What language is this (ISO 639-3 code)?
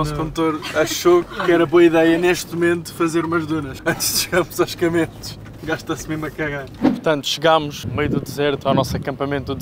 por